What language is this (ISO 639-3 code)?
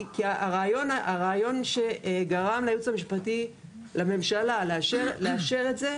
heb